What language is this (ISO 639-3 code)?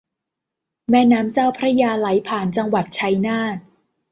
tha